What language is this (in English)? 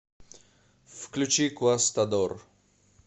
Russian